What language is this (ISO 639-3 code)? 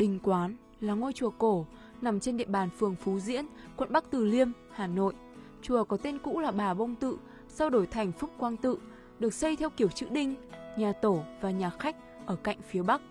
vie